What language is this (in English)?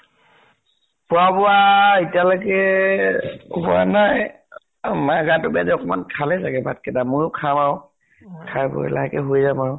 Assamese